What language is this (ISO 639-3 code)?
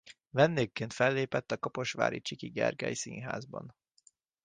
hun